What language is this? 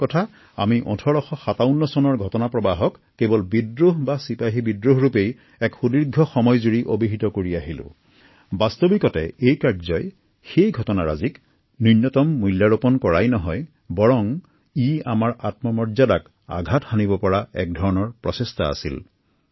Assamese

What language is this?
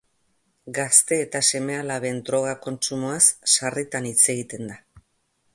Basque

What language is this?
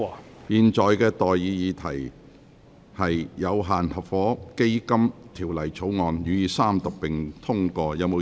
Cantonese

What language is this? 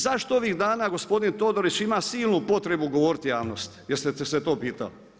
Croatian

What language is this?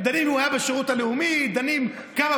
Hebrew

